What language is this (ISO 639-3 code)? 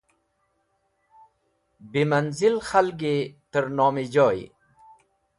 wbl